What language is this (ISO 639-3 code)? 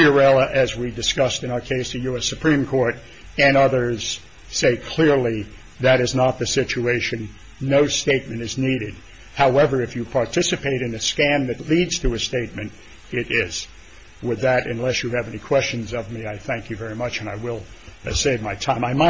eng